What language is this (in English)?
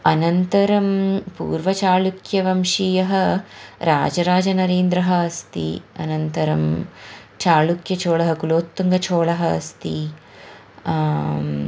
Sanskrit